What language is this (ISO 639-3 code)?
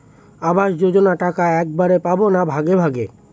ben